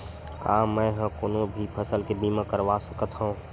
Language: Chhattisgarhi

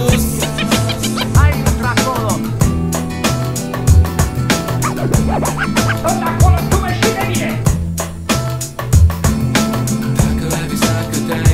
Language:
Romanian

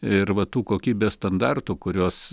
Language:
Lithuanian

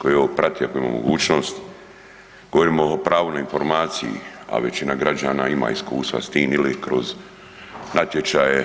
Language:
Croatian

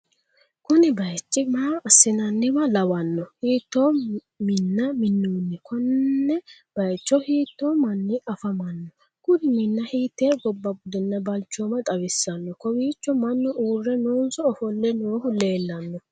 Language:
Sidamo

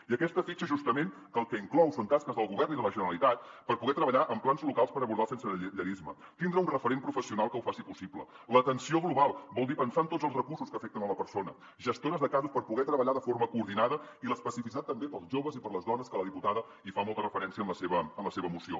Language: Catalan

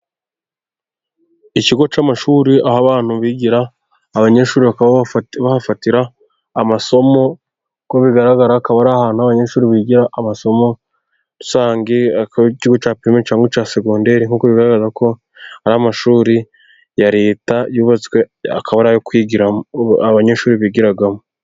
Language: Kinyarwanda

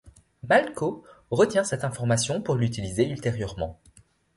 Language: French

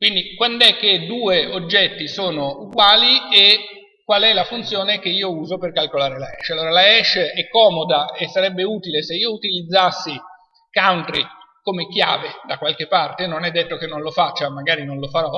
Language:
Italian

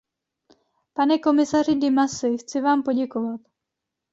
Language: Czech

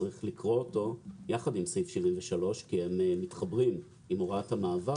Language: Hebrew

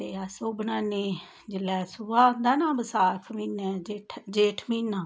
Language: Dogri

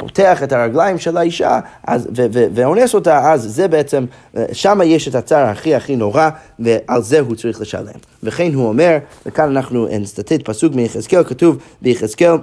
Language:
Hebrew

